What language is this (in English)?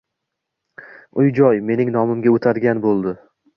Uzbek